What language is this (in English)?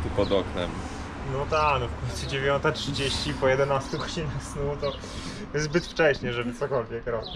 Polish